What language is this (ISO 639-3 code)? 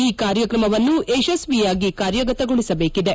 kan